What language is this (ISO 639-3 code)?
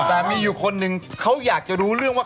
tha